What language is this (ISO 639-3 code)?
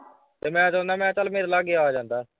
pan